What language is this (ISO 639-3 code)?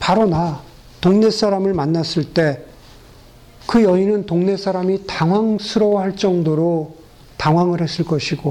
kor